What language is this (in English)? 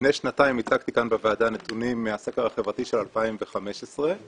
Hebrew